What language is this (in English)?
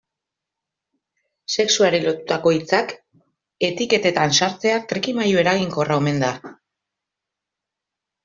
Basque